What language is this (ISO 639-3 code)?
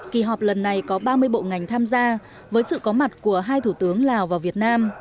vie